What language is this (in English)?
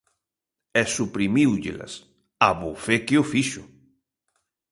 Galician